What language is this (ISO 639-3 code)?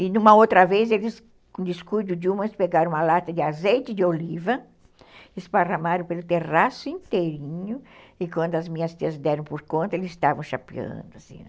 por